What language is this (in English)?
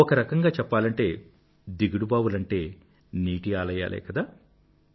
Telugu